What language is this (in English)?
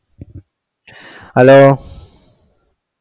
Malayalam